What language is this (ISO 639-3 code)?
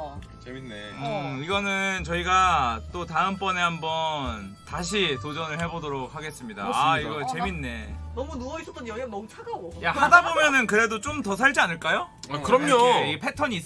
kor